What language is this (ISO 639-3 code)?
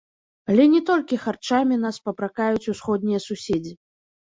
bel